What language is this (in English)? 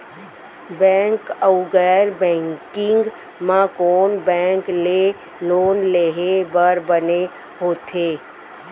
Chhattisgarhi